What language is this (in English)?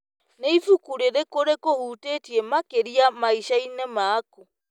Kikuyu